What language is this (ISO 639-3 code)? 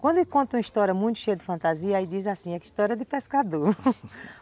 por